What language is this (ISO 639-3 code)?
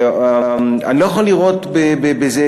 heb